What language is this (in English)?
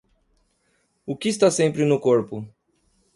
Portuguese